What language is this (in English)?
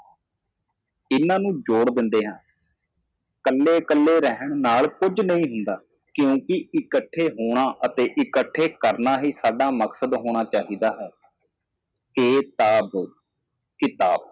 Punjabi